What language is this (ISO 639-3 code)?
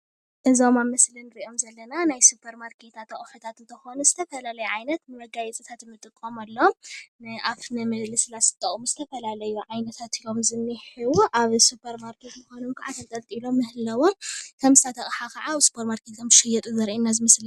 tir